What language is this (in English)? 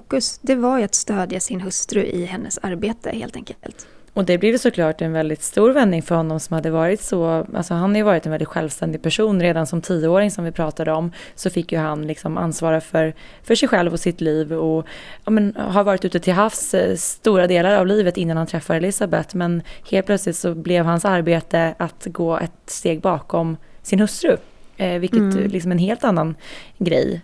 Swedish